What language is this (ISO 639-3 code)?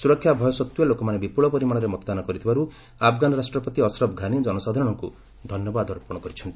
ori